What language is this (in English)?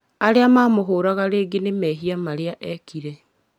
Kikuyu